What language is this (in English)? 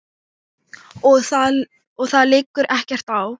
Icelandic